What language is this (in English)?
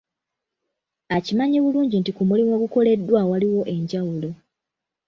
Ganda